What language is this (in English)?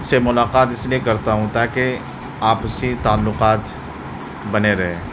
Urdu